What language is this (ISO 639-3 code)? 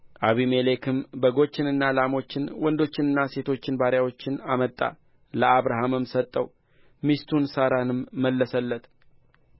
amh